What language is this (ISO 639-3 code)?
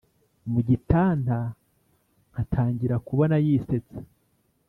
kin